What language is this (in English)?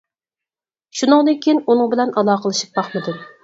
Uyghur